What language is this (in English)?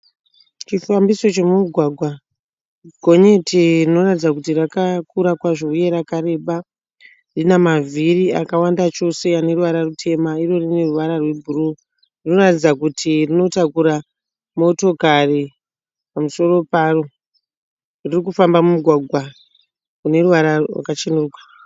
Shona